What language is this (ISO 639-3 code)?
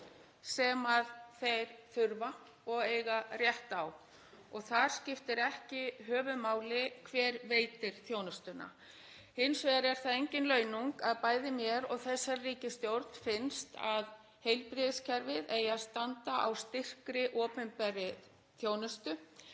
isl